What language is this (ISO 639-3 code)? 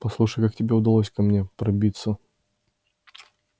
rus